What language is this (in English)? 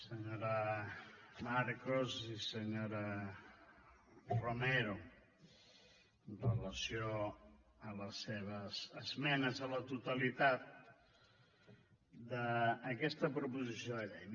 Catalan